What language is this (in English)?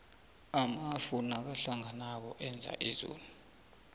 South Ndebele